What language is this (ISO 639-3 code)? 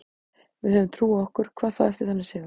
isl